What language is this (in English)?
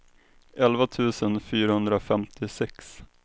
Swedish